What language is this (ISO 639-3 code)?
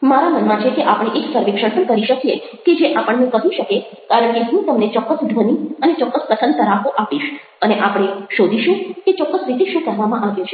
guj